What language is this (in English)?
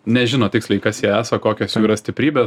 Lithuanian